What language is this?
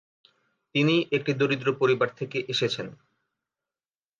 Bangla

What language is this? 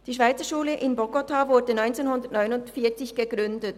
Swiss German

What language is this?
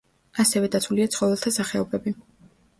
Georgian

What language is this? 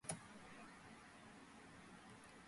Georgian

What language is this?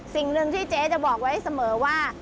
Thai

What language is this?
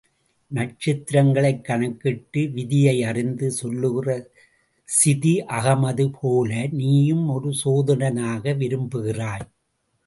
Tamil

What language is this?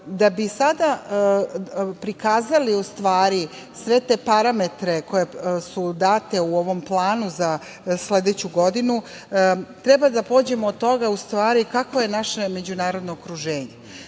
Serbian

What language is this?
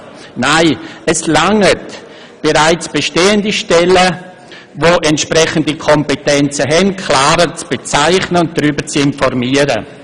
Swiss German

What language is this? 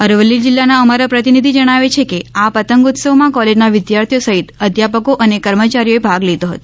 Gujarati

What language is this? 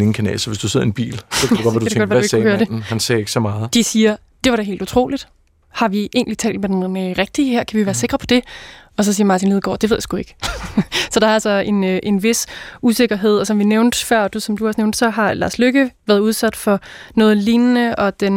Danish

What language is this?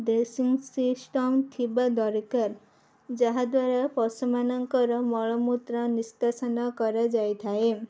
Odia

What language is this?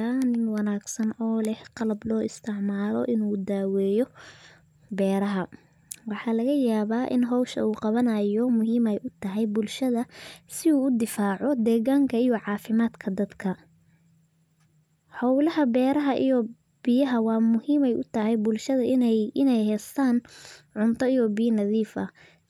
Somali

